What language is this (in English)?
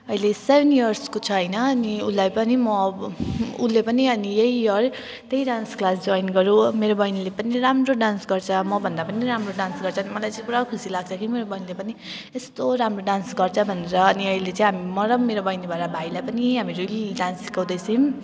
Nepali